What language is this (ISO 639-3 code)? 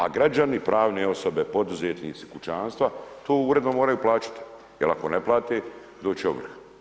hrv